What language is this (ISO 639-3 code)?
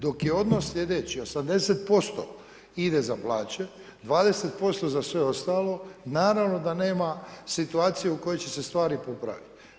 hrv